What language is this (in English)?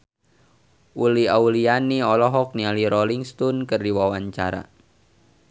Sundanese